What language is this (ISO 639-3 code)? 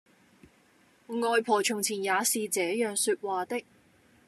yue